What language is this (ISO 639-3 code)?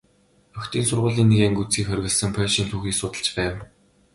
mon